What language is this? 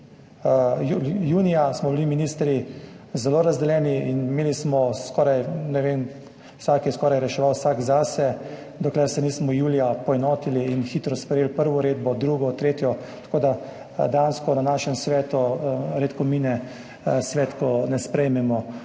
Slovenian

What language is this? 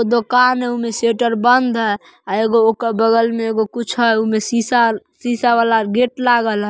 Magahi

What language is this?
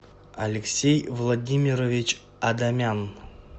Russian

